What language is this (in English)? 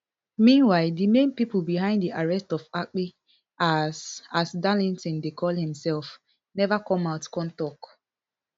Nigerian Pidgin